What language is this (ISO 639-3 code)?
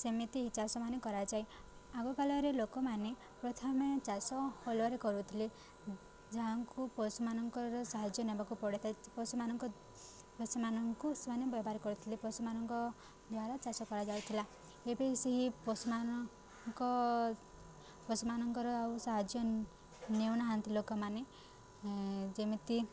ori